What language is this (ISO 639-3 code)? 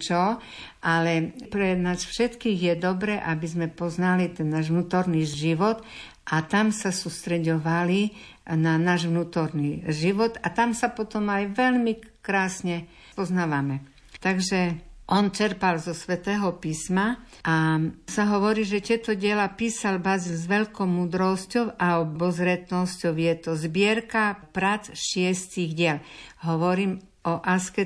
slk